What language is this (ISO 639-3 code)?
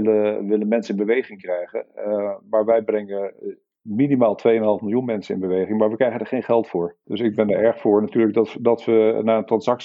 nld